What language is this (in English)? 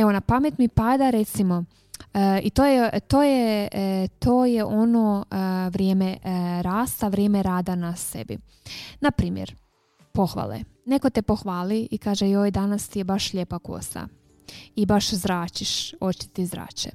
Croatian